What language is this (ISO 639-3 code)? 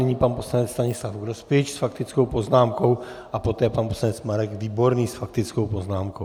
ces